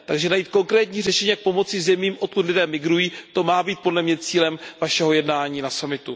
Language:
Czech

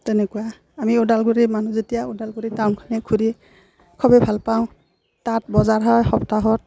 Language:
Assamese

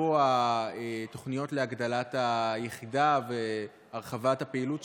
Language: Hebrew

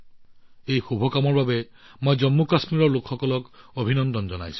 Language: Assamese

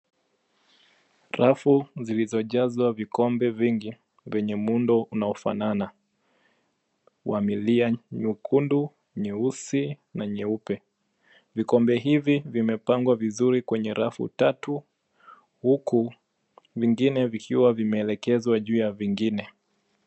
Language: Swahili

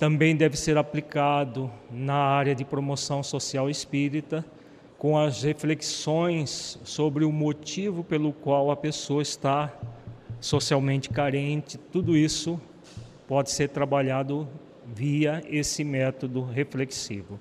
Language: Portuguese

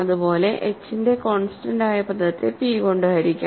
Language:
Malayalam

